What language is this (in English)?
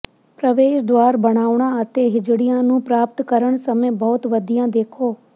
Punjabi